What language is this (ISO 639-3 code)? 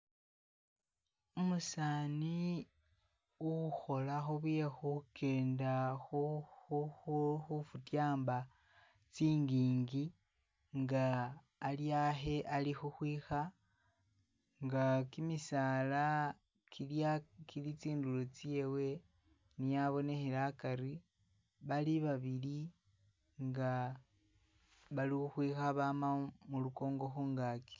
myx